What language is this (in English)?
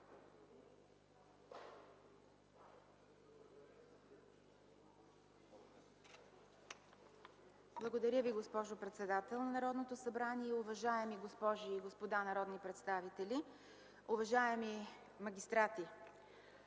Bulgarian